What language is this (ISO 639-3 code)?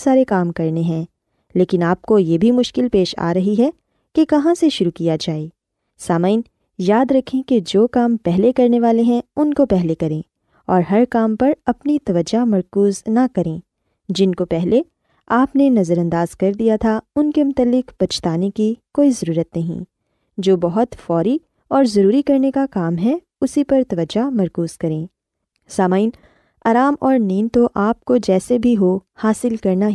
urd